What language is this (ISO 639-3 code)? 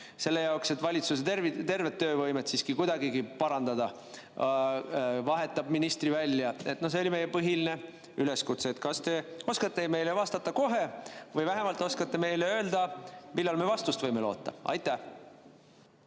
est